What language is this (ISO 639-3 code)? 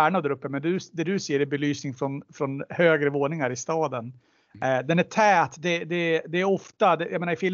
swe